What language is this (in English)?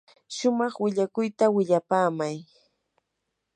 Yanahuanca Pasco Quechua